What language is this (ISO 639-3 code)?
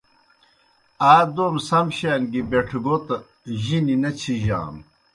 plk